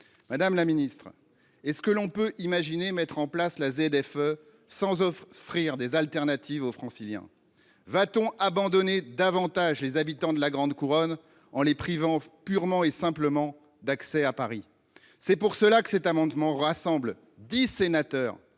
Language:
French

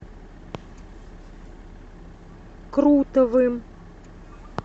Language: Russian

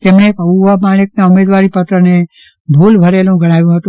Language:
Gujarati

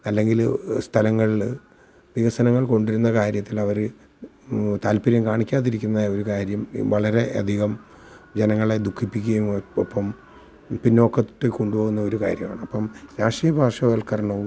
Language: Malayalam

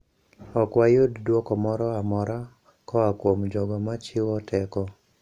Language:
Luo (Kenya and Tanzania)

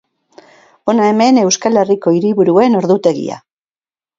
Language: Basque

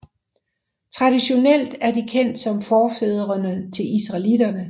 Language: Danish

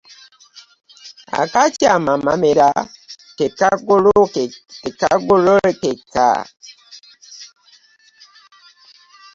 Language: Ganda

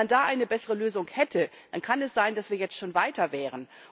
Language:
German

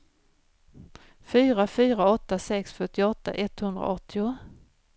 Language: Swedish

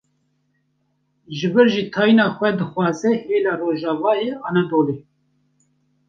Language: Kurdish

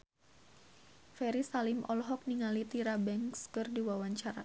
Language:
Sundanese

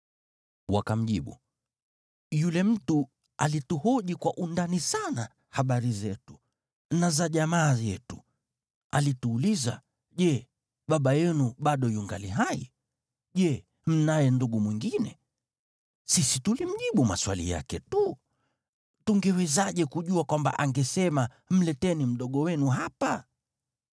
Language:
Swahili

